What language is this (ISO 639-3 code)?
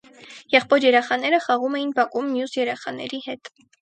hye